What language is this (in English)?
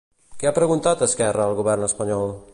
Catalan